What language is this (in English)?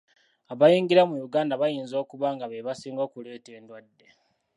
Ganda